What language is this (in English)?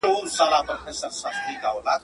Pashto